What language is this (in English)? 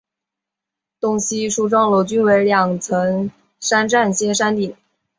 Chinese